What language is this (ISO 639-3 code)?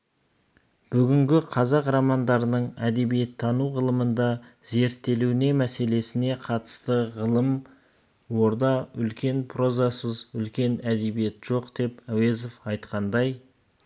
kaz